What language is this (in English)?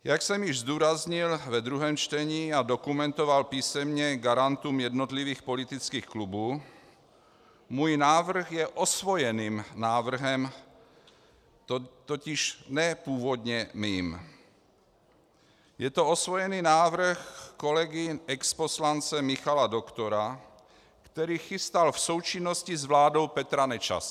Czech